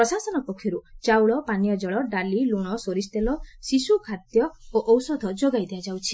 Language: Odia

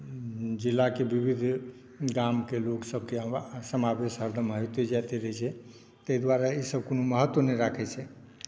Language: Maithili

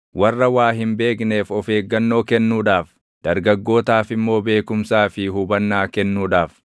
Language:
Oromo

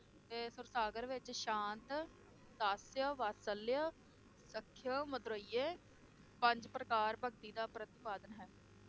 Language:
Punjabi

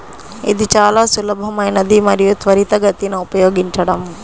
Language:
Telugu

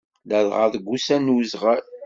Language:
Kabyle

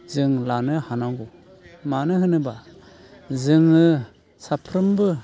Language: Bodo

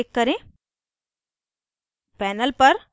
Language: Hindi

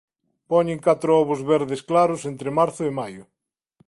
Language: Galician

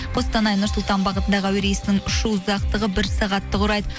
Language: Kazakh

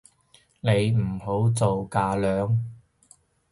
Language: Cantonese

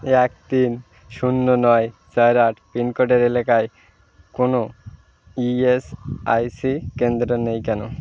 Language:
Bangla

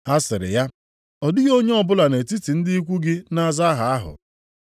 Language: Igbo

